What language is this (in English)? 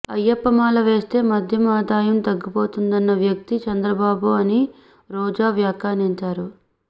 Telugu